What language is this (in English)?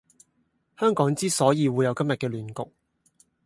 Cantonese